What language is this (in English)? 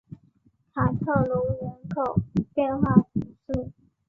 Chinese